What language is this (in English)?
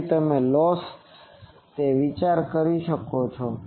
Gujarati